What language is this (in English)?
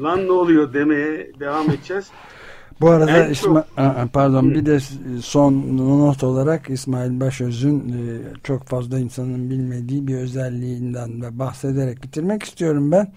Turkish